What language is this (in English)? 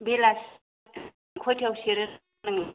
Bodo